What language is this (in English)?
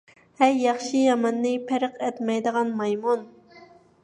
Uyghur